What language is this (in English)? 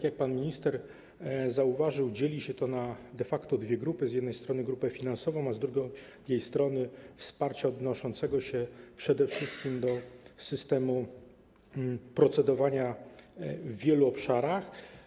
Polish